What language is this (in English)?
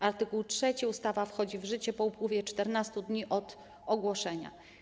Polish